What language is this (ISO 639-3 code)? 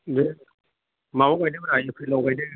brx